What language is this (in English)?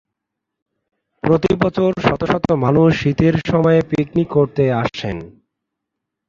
Bangla